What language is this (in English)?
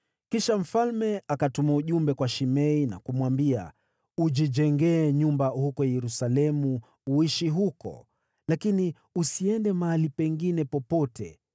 Swahili